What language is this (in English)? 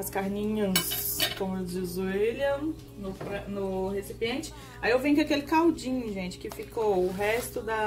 Portuguese